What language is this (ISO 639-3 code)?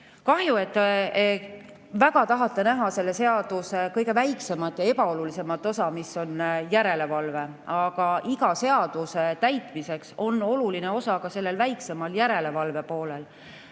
est